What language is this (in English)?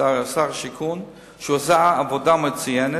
Hebrew